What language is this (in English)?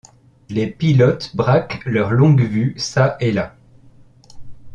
French